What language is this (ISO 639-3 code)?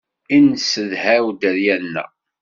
kab